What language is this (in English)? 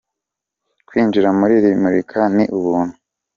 Kinyarwanda